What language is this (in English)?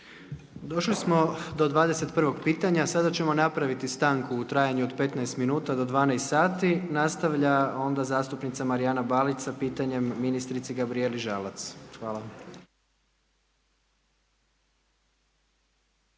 Croatian